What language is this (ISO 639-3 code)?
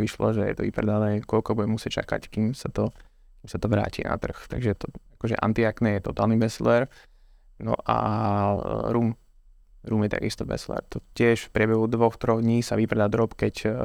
slk